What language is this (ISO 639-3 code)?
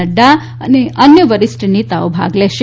guj